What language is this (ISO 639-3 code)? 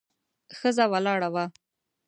pus